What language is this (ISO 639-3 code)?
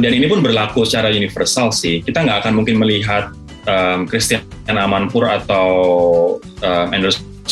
ind